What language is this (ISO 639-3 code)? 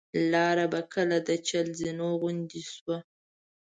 pus